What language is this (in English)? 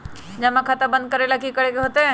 Magahi